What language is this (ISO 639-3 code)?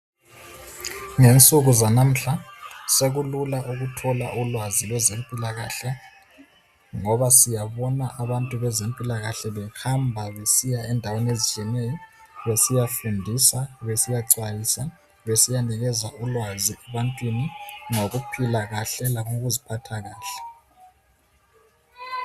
nde